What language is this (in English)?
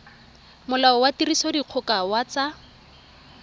Tswana